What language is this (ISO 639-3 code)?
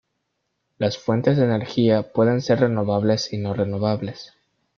spa